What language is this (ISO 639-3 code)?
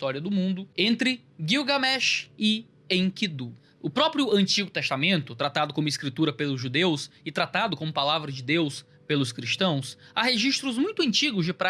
por